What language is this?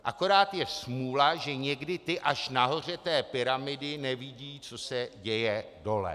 Czech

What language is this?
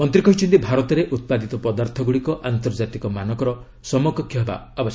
Odia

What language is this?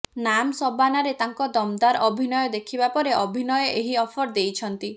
Odia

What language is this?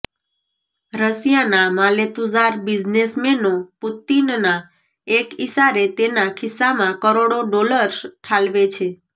Gujarati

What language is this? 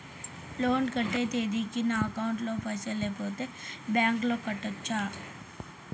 Telugu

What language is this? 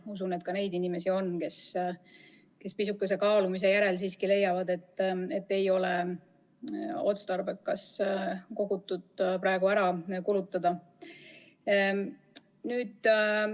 Estonian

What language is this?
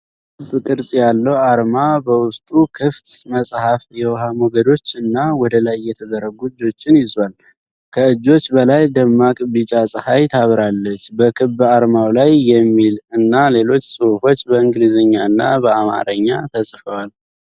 Amharic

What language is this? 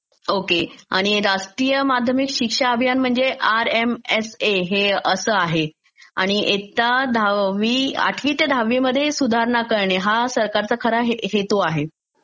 Marathi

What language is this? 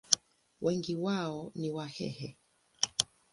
Swahili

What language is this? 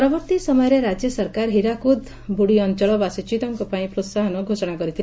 Odia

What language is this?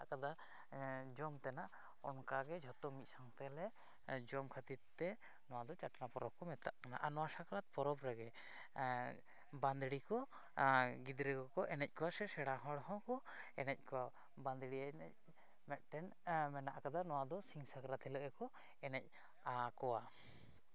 Santali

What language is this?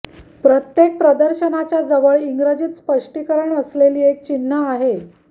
Marathi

